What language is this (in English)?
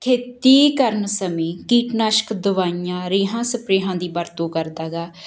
Punjabi